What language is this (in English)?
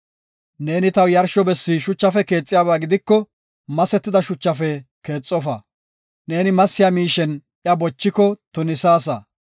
Gofa